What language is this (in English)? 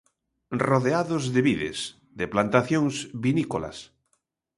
Galician